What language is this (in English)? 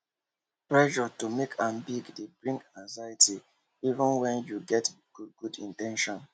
Nigerian Pidgin